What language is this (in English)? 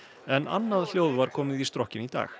Icelandic